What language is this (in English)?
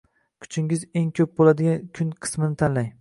Uzbek